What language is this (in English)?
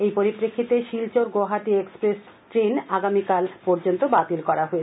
Bangla